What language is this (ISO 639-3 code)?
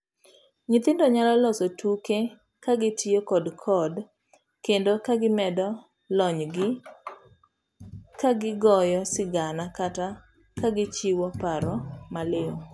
luo